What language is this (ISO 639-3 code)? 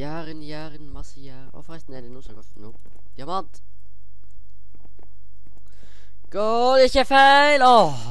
nor